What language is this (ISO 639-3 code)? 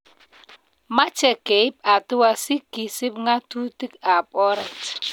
kln